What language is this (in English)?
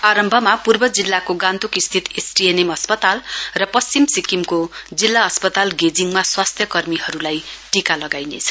Nepali